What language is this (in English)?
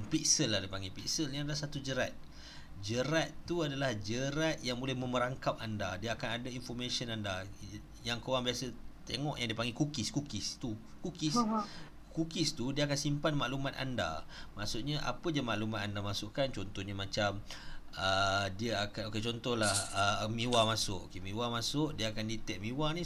Malay